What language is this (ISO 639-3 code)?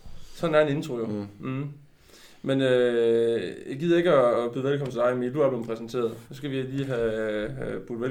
dan